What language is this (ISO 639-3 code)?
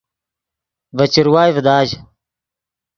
ydg